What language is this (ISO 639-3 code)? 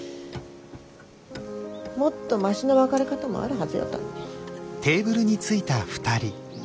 jpn